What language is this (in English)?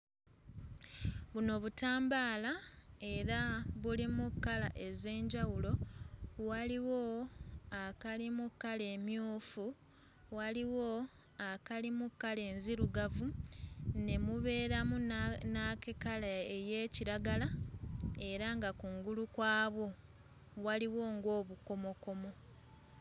Ganda